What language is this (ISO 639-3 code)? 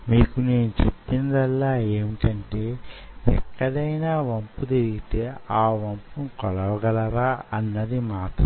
tel